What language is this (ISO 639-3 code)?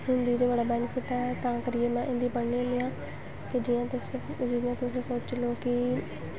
doi